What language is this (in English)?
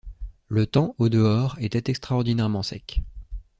French